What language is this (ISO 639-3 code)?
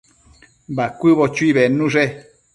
mcf